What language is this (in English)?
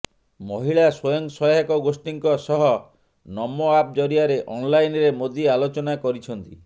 Odia